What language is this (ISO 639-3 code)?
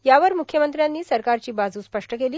mar